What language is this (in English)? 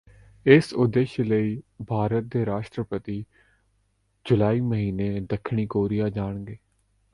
Punjabi